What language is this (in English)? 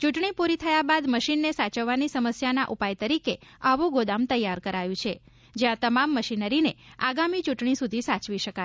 Gujarati